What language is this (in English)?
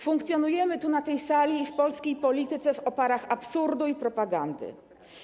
Polish